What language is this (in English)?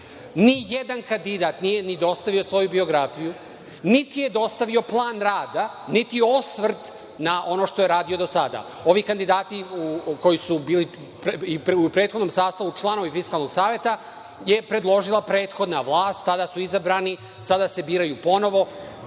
Serbian